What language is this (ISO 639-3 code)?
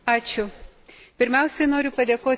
lit